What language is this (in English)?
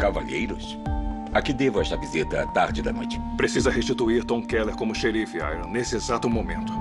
Portuguese